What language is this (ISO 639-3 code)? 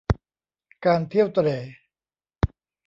tha